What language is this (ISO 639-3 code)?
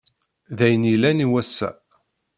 kab